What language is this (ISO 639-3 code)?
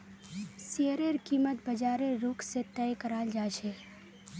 mag